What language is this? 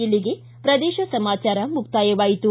Kannada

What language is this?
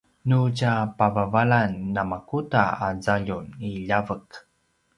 Paiwan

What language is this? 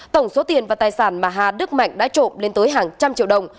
Vietnamese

